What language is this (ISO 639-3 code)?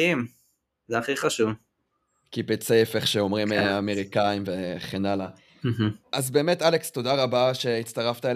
heb